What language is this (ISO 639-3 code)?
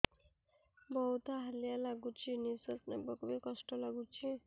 ori